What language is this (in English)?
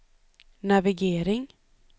Swedish